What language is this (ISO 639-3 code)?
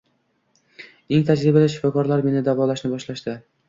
uzb